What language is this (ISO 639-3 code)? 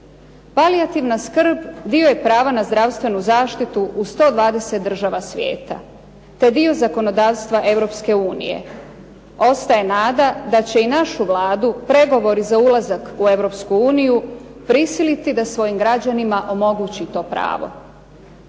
hrv